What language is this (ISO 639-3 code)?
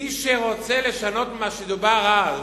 heb